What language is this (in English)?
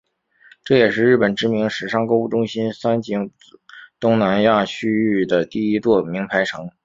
Chinese